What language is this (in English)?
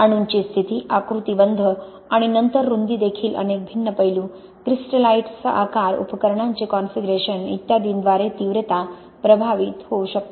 Marathi